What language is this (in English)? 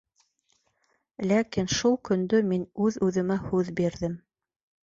Bashkir